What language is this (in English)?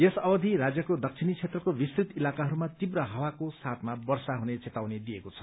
Nepali